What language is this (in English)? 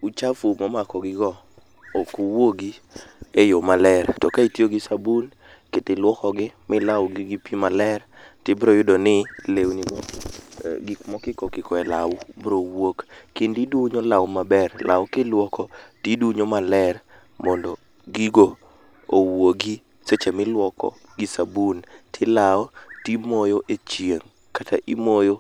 Luo (Kenya and Tanzania)